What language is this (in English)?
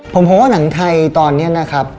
Thai